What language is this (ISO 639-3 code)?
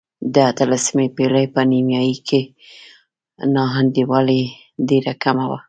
pus